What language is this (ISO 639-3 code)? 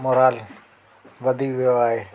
snd